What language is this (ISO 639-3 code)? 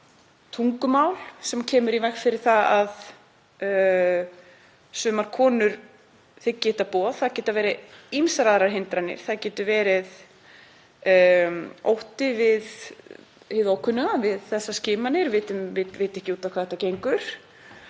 isl